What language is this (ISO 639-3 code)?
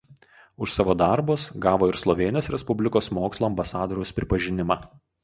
lit